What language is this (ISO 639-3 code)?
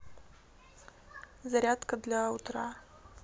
rus